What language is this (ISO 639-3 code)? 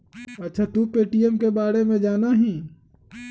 mag